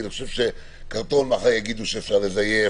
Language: Hebrew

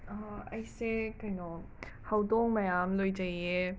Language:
Manipuri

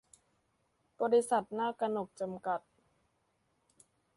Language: Thai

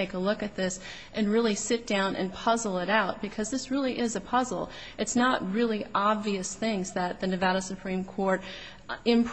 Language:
English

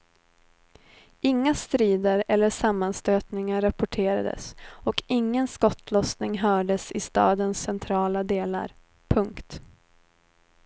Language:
Swedish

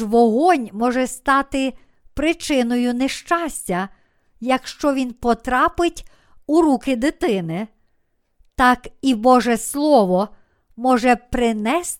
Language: Ukrainian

